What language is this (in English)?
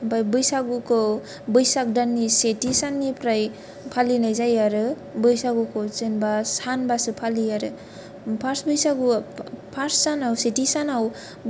Bodo